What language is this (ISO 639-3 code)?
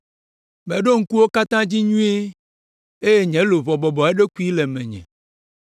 ewe